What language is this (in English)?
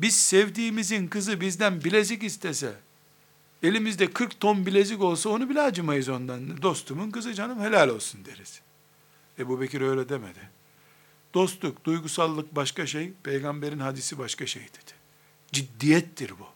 Turkish